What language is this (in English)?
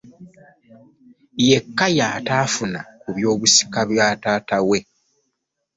Ganda